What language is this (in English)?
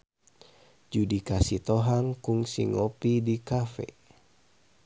Sundanese